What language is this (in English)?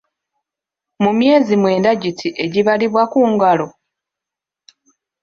Ganda